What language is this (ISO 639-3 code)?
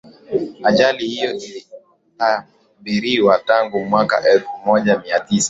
swa